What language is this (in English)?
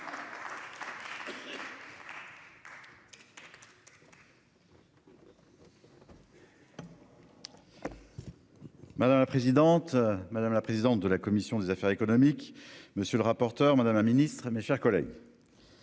French